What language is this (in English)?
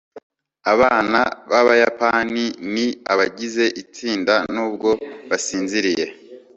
Kinyarwanda